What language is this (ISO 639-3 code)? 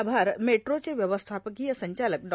mar